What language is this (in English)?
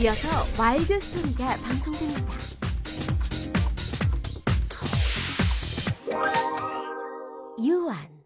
Korean